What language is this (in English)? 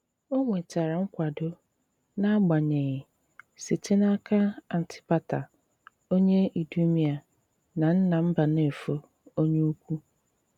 Igbo